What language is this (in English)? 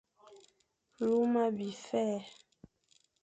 Fang